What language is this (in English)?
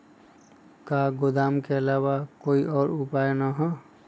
Magahi